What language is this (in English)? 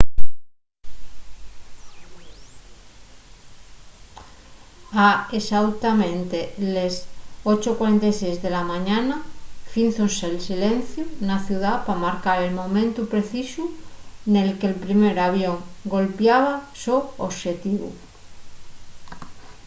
Asturian